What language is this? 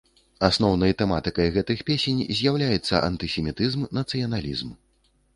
Belarusian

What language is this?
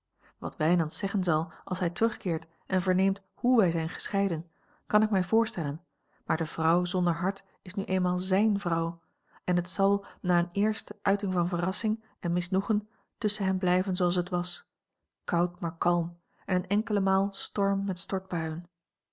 Dutch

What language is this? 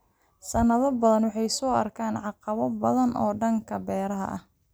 Somali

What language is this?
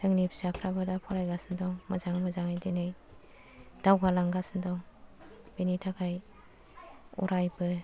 Bodo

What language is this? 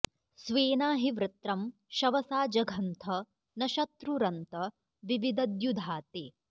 Sanskrit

